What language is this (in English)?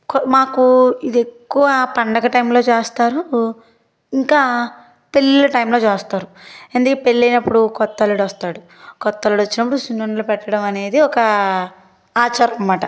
Telugu